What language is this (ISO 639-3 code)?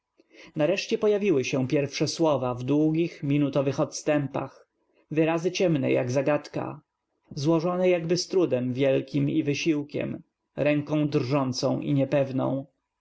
pol